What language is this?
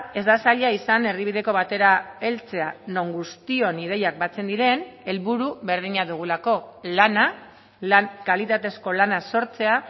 Basque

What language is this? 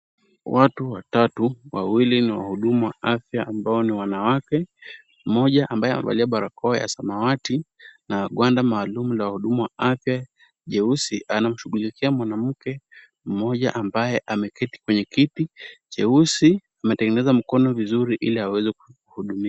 Swahili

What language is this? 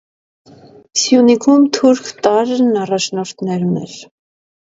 Armenian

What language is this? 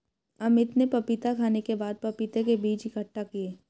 Hindi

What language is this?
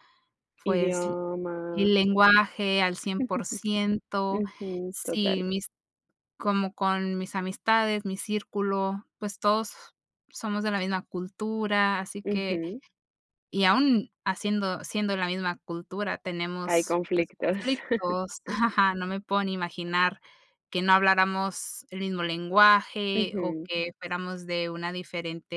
Spanish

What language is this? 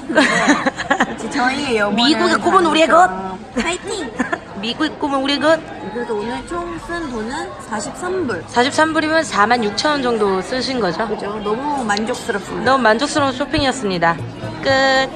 Korean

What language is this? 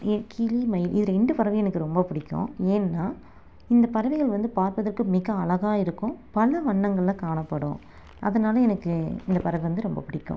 Tamil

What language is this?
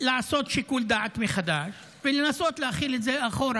Hebrew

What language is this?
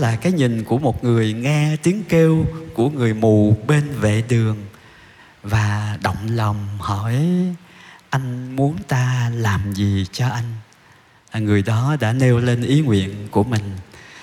Vietnamese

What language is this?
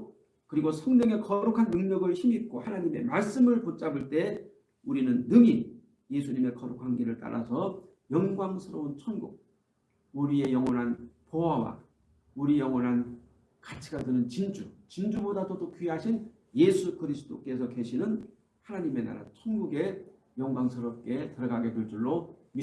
Korean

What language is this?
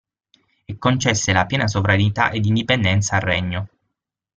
Italian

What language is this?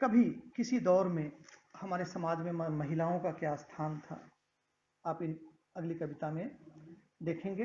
Hindi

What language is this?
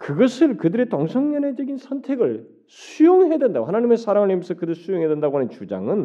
Korean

